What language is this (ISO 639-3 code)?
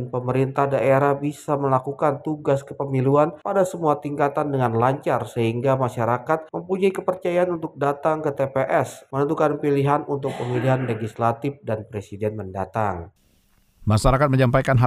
ind